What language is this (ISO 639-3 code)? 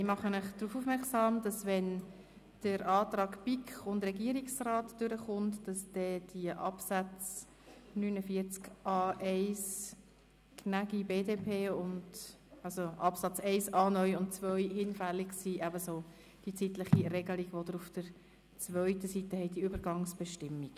gsw